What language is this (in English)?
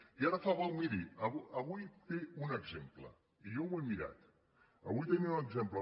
Catalan